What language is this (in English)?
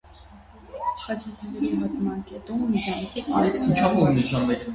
Armenian